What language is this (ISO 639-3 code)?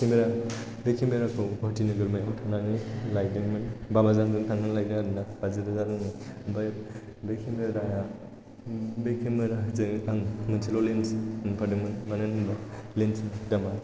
brx